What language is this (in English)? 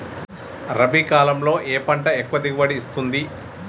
Telugu